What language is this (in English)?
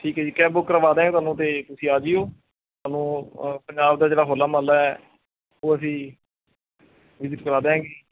Punjabi